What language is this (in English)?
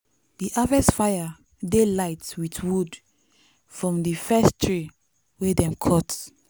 Nigerian Pidgin